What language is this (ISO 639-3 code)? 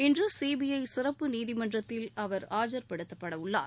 tam